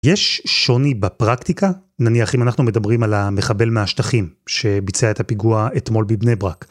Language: Hebrew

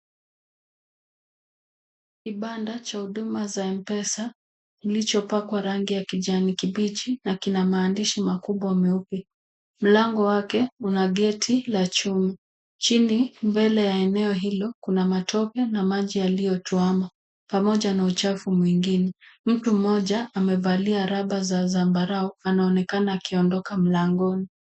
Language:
Swahili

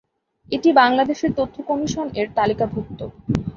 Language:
Bangla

